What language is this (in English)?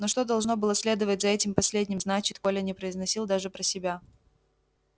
Russian